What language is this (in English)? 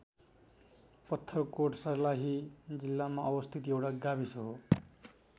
Nepali